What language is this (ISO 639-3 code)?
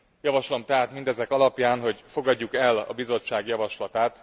hun